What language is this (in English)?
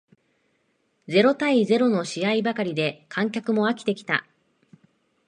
Japanese